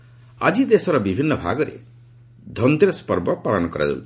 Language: Odia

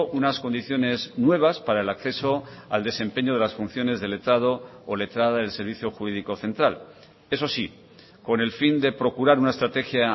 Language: Spanish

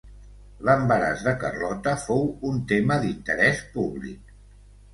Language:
Catalan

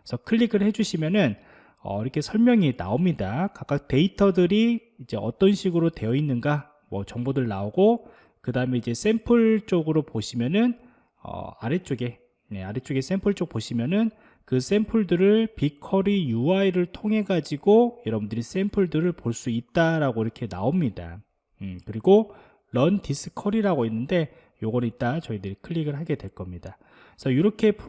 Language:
Korean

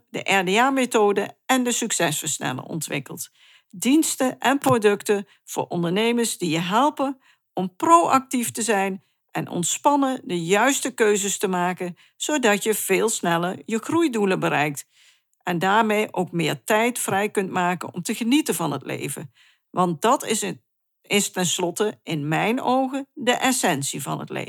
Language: Dutch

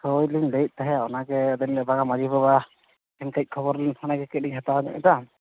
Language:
Santali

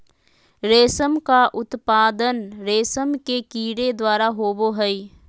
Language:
Magahi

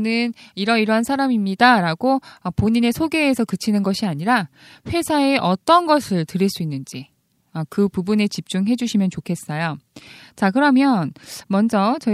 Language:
Korean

